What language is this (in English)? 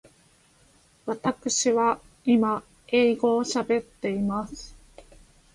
Japanese